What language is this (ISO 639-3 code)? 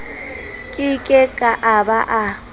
sot